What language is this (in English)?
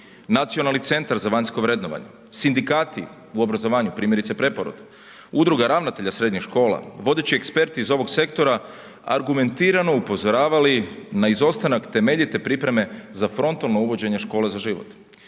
Croatian